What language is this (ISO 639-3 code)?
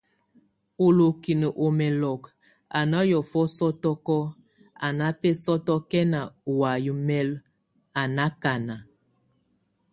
tvu